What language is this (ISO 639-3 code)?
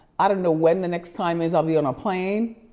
eng